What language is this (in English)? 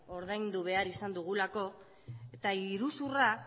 Basque